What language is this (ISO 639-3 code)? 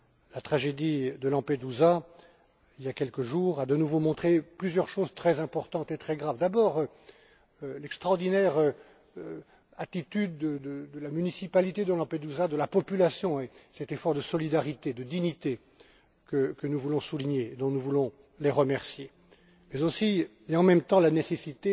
fra